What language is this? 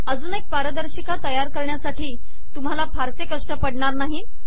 Marathi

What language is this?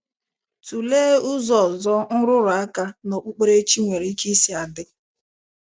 Igbo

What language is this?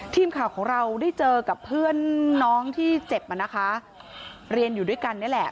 Thai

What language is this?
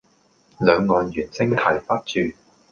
Cantonese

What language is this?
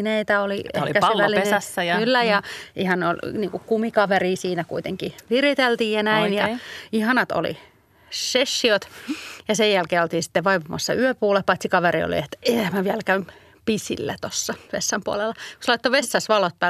Finnish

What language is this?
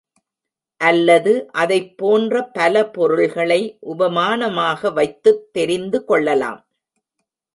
Tamil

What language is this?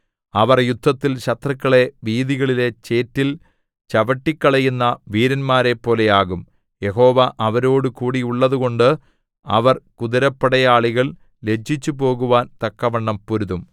Malayalam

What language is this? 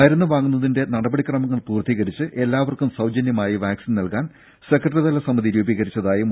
Malayalam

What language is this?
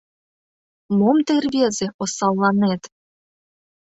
Mari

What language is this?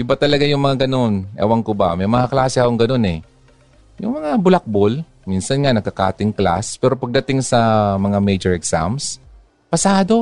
Filipino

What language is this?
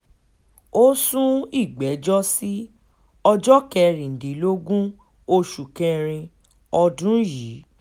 Yoruba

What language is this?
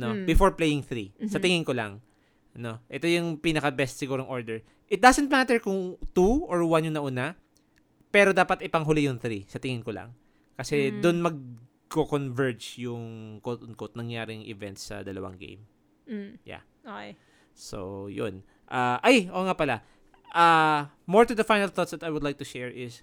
Filipino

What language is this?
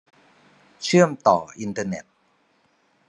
Thai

